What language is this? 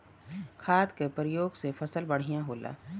Bhojpuri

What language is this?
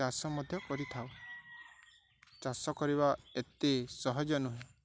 Odia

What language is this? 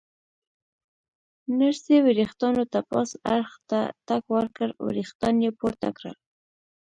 Pashto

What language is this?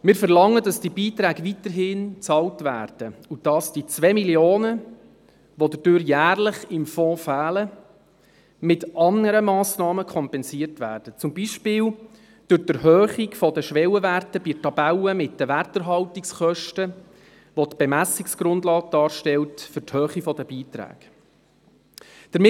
Swiss German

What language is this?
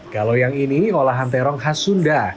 Indonesian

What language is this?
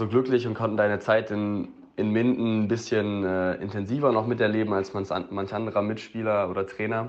German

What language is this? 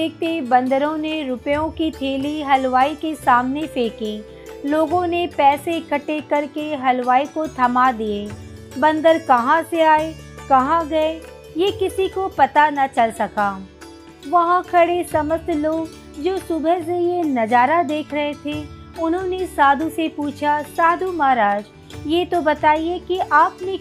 Hindi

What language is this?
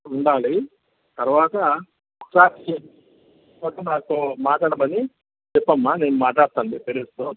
Telugu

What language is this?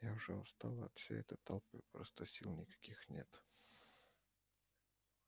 Russian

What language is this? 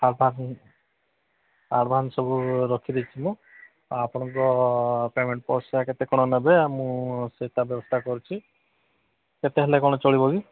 Odia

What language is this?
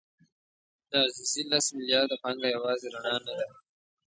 Pashto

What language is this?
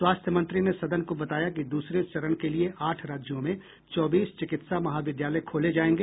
Hindi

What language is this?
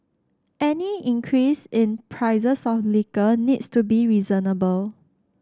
English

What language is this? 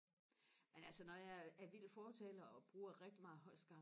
Danish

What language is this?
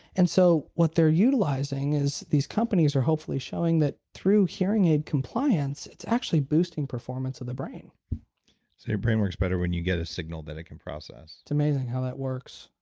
English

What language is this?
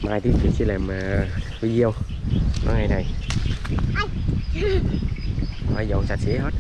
Vietnamese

